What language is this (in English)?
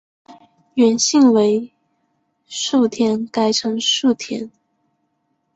Chinese